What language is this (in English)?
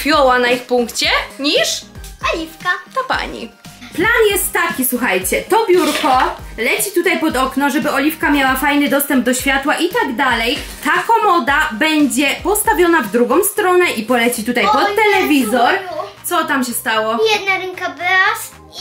Polish